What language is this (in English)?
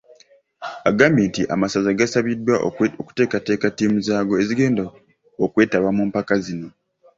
Ganda